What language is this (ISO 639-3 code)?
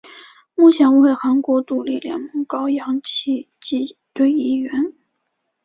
zho